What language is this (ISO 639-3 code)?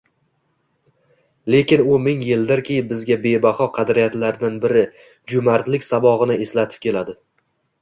uzb